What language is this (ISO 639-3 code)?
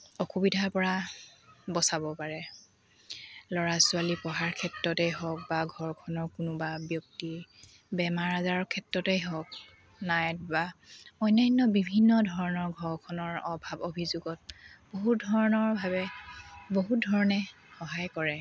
asm